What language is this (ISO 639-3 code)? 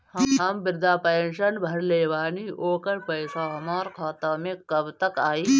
bho